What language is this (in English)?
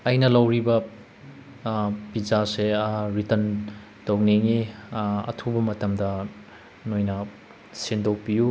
Manipuri